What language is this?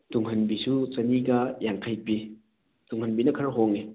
Manipuri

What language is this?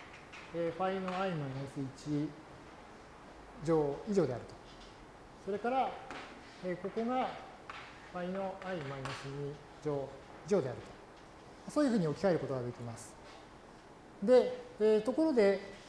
Japanese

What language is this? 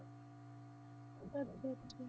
Punjabi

